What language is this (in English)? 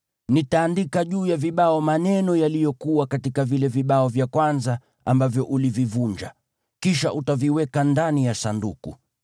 Swahili